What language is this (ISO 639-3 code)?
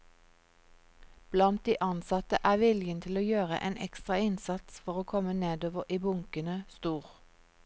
nor